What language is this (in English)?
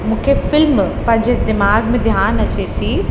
Sindhi